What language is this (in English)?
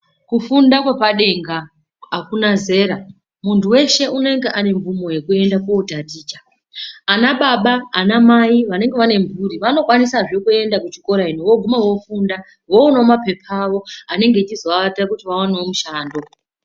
Ndau